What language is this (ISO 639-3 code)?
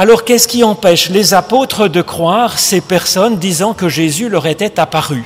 fra